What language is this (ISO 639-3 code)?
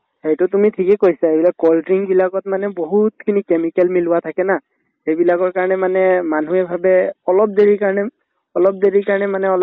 asm